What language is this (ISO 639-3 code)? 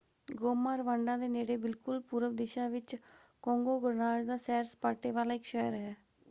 pan